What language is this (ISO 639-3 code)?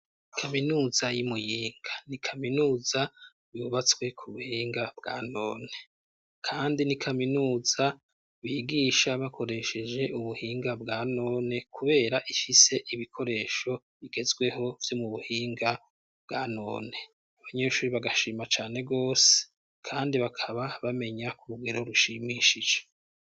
run